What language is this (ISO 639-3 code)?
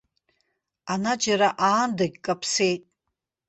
abk